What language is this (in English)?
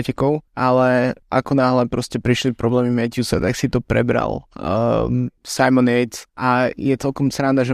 Slovak